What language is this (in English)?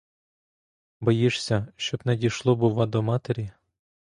Ukrainian